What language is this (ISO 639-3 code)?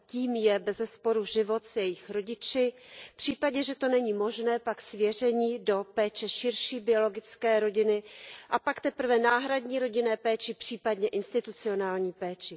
ces